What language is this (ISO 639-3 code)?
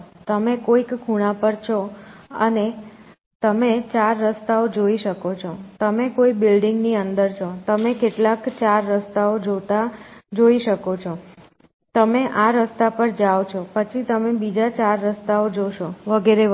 guj